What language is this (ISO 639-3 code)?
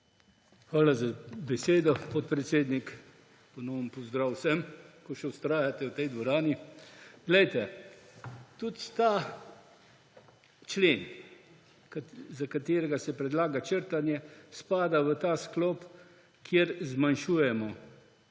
slv